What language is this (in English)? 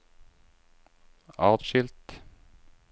Norwegian